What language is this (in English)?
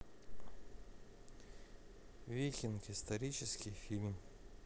Russian